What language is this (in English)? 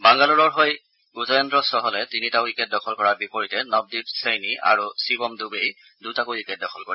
Assamese